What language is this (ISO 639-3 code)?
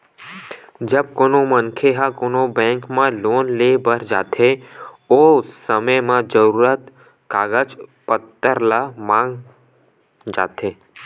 hne